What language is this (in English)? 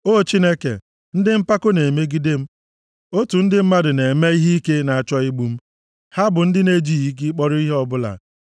Igbo